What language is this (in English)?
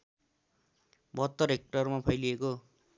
Nepali